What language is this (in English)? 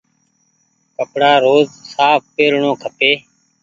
Goaria